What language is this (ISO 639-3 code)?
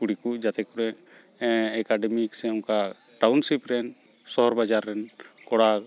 sat